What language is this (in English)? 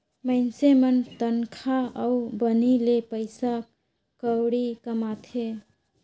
Chhattisgarhi